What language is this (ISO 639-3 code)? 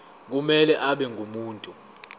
zul